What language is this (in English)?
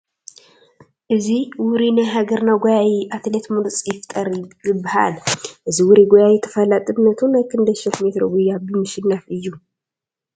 Tigrinya